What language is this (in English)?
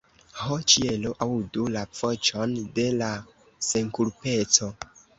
Esperanto